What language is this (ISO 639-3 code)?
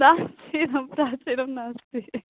san